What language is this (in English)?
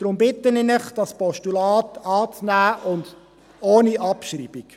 Swiss German